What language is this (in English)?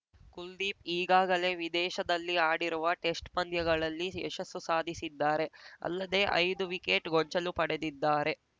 Kannada